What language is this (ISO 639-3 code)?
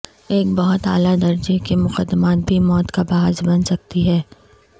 urd